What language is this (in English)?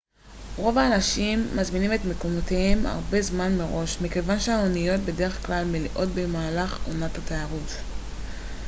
Hebrew